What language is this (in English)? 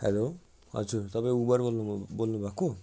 Nepali